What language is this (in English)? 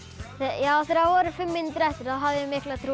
Icelandic